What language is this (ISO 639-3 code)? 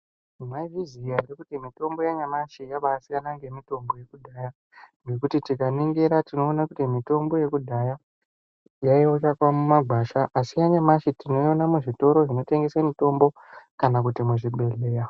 ndc